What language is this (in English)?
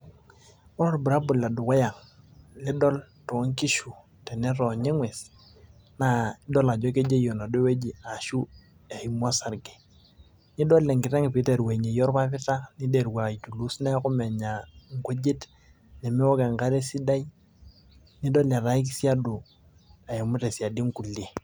Masai